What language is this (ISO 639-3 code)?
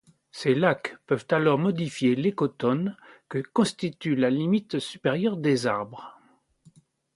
fra